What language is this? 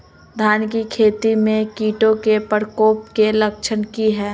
Magahi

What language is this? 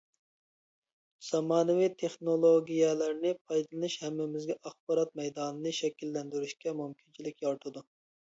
Uyghur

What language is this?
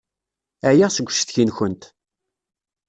Kabyle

